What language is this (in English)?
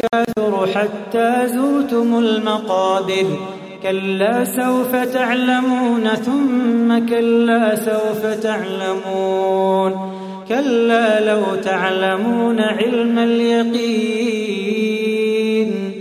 Arabic